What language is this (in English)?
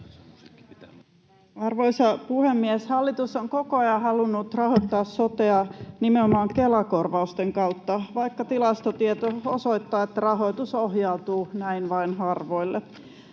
Finnish